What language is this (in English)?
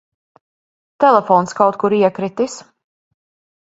Latvian